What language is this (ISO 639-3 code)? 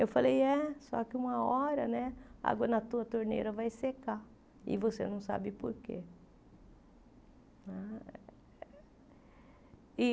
por